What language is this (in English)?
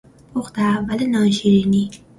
Persian